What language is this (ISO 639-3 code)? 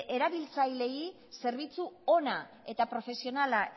eus